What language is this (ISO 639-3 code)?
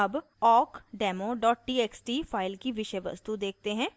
hin